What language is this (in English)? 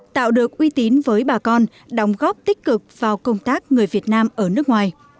Vietnamese